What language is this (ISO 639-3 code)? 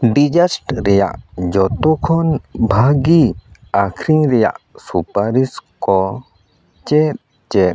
sat